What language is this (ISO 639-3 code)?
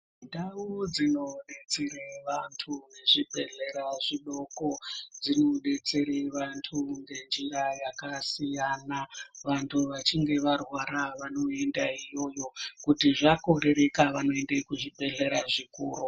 ndc